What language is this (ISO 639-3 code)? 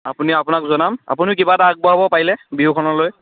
asm